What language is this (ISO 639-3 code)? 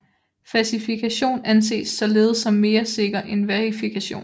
dan